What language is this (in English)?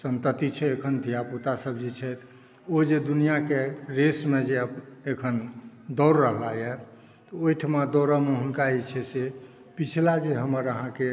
Maithili